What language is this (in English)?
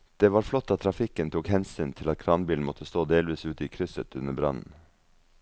Norwegian